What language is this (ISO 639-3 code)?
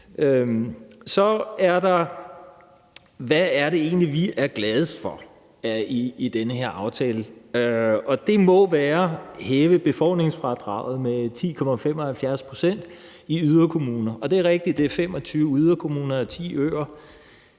dan